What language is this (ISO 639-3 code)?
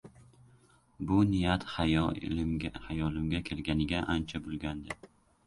uzb